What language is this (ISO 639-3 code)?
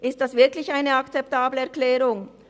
gsw